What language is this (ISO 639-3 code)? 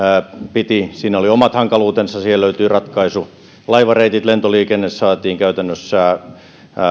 fin